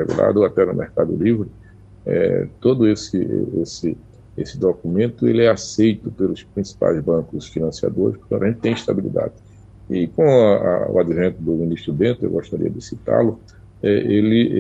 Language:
Portuguese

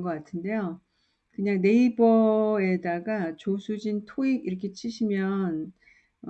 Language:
Korean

